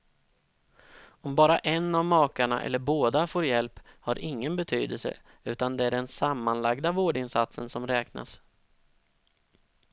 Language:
Swedish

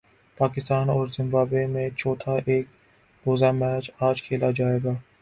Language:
Urdu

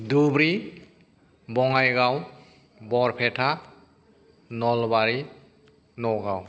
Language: Bodo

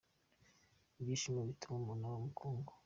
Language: Kinyarwanda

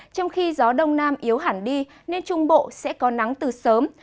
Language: Vietnamese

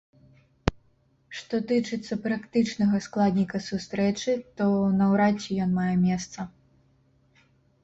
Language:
Belarusian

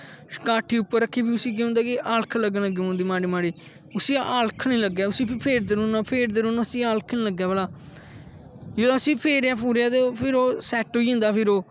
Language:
Dogri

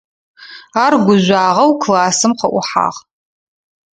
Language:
Adyghe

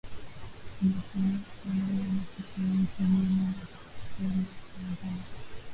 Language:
Swahili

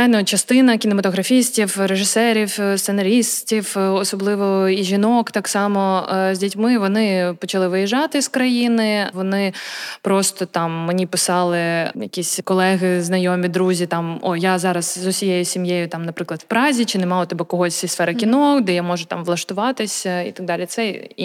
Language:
Ukrainian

